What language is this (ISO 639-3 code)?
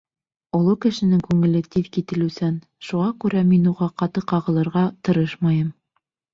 bak